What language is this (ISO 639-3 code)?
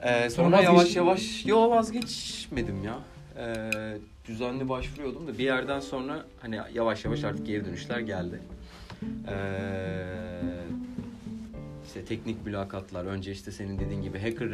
tur